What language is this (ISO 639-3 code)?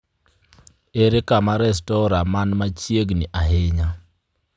luo